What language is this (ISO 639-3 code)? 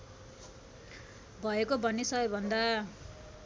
nep